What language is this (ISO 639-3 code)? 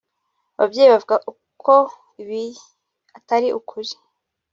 kin